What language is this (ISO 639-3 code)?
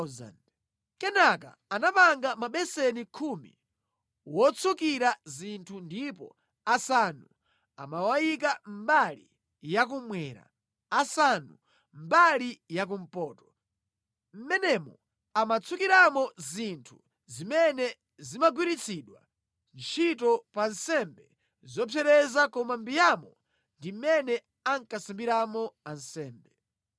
nya